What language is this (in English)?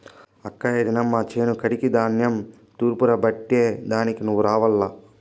Telugu